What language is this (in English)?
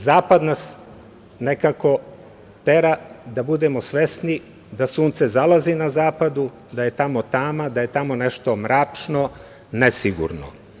Serbian